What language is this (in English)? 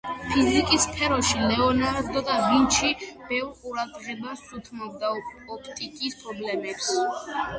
Georgian